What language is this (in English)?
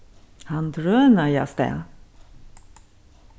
Faroese